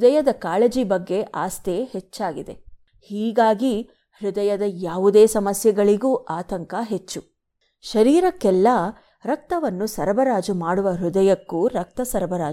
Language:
Kannada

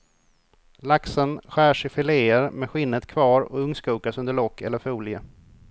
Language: Swedish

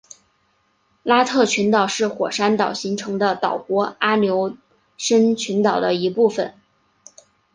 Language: Chinese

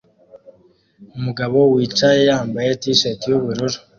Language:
Kinyarwanda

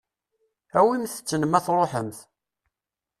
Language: Kabyle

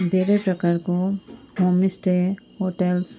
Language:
Nepali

